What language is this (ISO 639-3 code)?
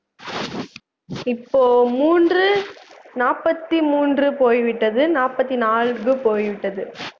tam